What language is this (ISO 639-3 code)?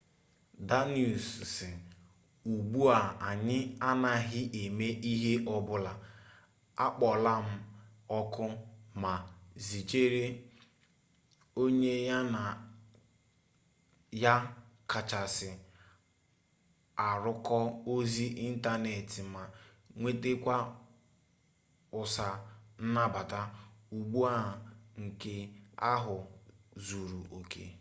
ibo